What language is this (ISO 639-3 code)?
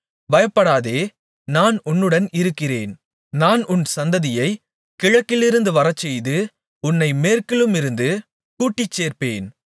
tam